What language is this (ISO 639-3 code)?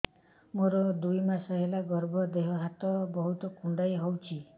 ori